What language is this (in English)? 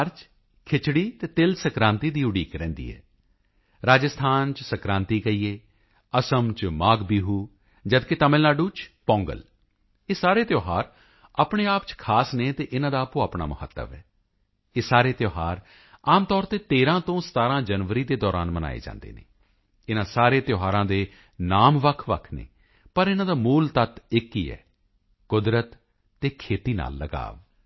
Punjabi